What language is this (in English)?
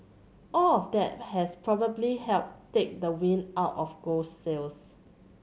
English